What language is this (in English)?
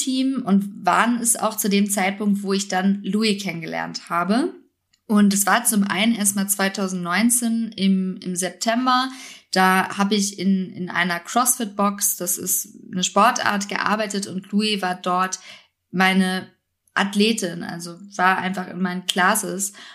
German